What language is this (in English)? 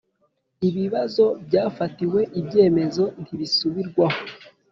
Kinyarwanda